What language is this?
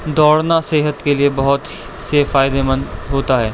Urdu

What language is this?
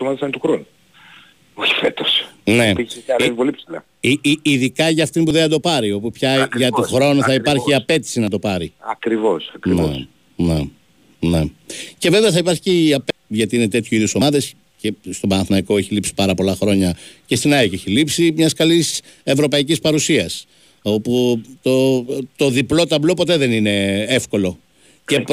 Greek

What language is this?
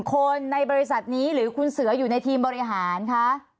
Thai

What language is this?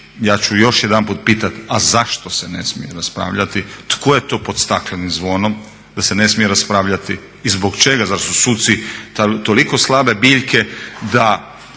Croatian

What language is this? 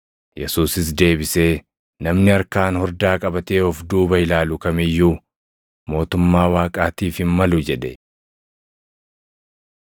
Oromo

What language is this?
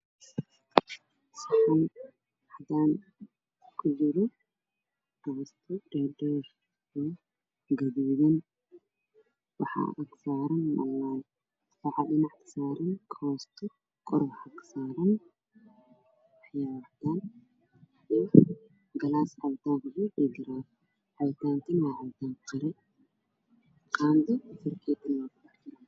Somali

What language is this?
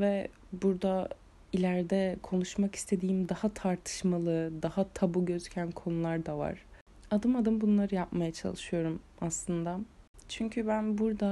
Turkish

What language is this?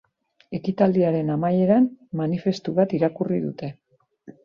Basque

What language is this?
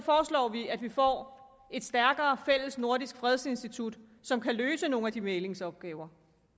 Danish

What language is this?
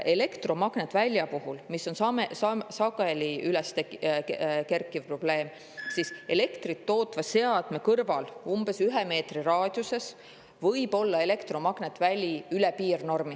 Estonian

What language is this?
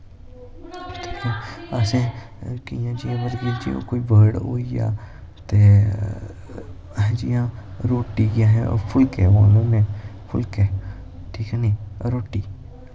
Dogri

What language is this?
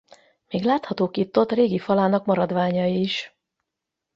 Hungarian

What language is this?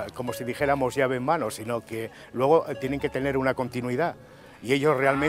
Spanish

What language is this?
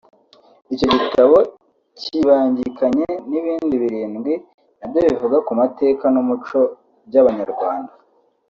Kinyarwanda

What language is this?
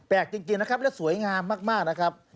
Thai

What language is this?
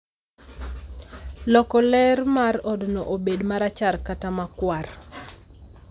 Luo (Kenya and Tanzania)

